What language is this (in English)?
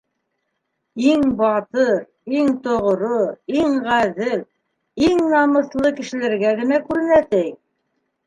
Bashkir